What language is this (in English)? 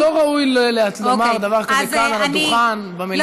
Hebrew